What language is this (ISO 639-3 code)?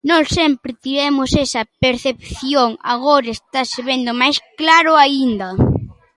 glg